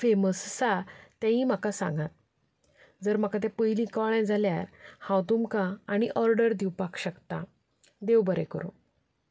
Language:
Konkani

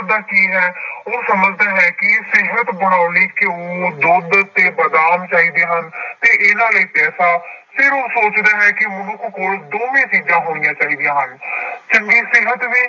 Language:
Punjabi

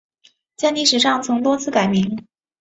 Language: Chinese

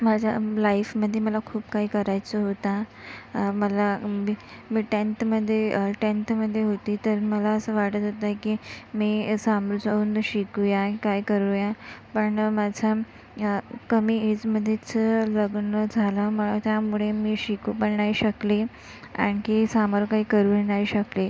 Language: Marathi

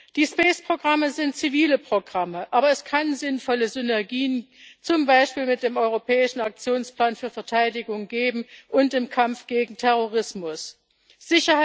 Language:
German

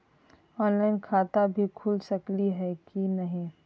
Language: Magahi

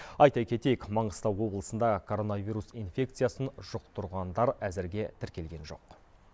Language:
Kazakh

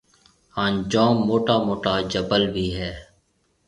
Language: Marwari (Pakistan)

